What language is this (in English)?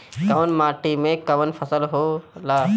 Bhojpuri